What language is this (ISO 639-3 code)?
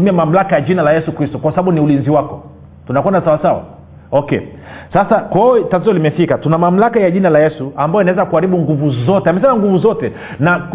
swa